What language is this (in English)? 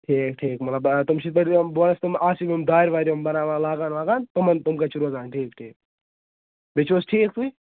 Kashmiri